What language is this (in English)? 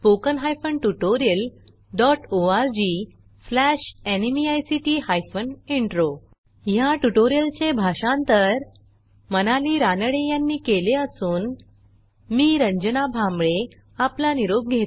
Marathi